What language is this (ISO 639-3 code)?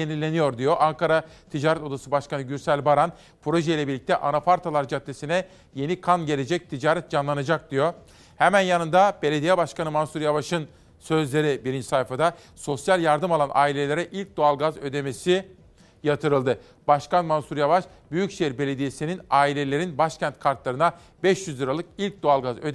tur